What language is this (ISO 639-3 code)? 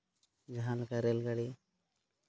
sat